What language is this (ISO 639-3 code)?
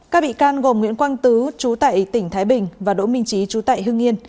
vie